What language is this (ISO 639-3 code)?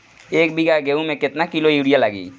bho